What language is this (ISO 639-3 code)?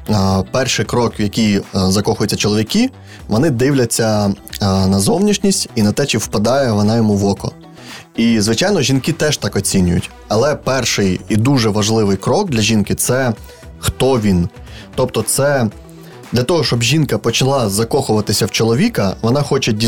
ukr